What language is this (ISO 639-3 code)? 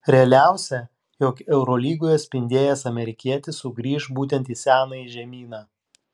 lit